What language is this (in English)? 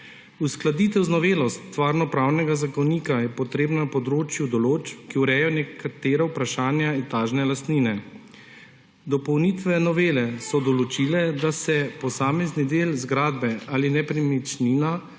Slovenian